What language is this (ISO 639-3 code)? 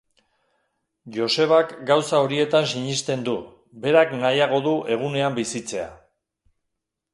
eus